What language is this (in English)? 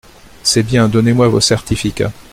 French